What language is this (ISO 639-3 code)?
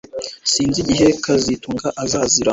kin